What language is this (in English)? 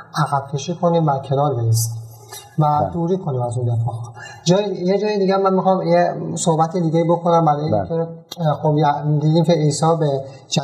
Persian